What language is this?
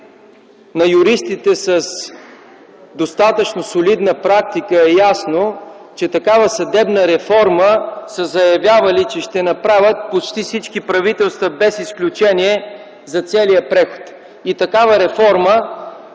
Bulgarian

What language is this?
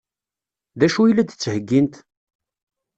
Kabyle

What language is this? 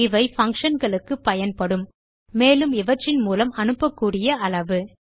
Tamil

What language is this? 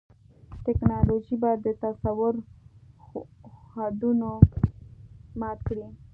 Pashto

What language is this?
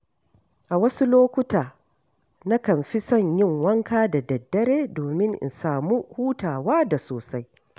Hausa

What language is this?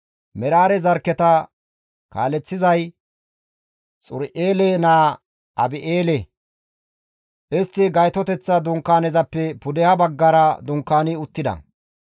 Gamo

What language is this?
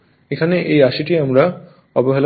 Bangla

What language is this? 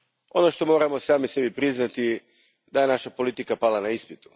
Croatian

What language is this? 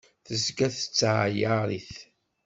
Kabyle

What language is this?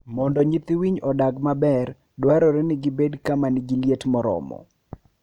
Luo (Kenya and Tanzania)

